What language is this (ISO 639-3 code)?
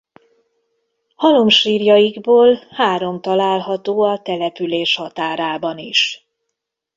hun